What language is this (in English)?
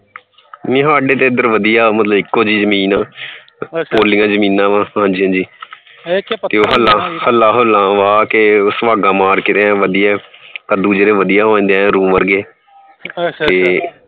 Punjabi